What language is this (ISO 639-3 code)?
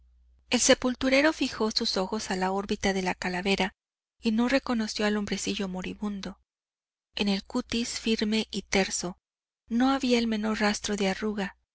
spa